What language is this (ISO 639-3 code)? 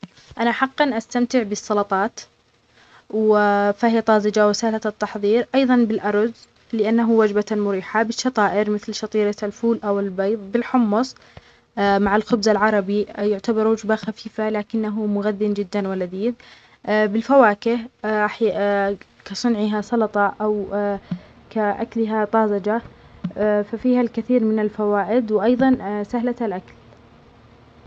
acx